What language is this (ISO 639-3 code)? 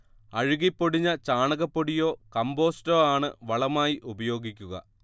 mal